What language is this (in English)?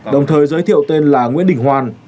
Vietnamese